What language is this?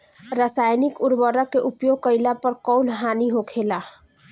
Bhojpuri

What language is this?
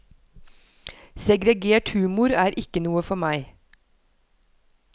Norwegian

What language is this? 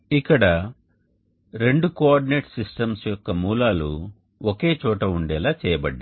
Telugu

